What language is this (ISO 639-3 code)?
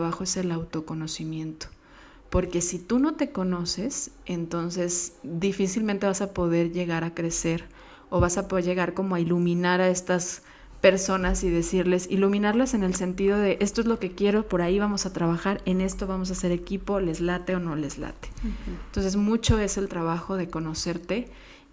spa